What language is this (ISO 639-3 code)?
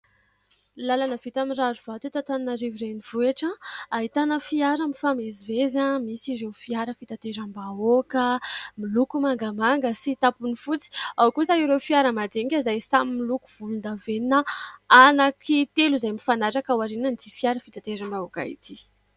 mlg